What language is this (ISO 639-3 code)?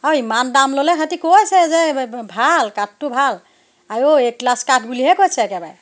asm